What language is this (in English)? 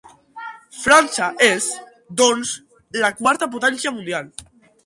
Catalan